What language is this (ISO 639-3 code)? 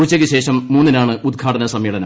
mal